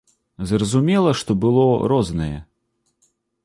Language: Belarusian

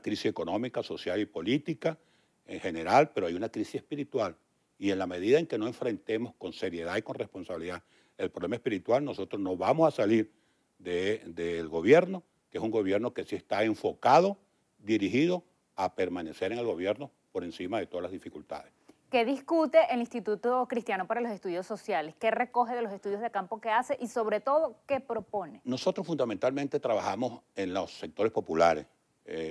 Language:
Spanish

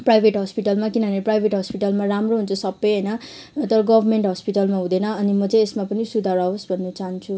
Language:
Nepali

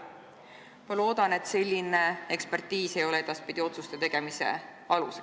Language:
Estonian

